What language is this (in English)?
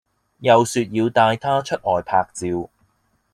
Cantonese